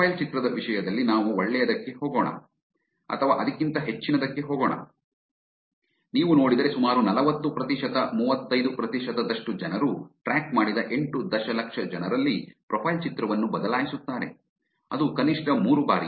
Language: Kannada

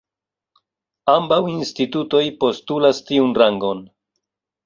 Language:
Esperanto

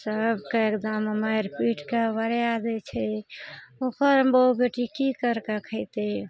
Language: Maithili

